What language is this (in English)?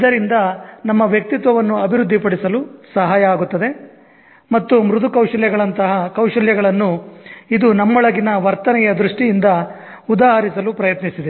Kannada